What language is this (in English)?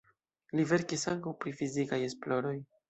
Esperanto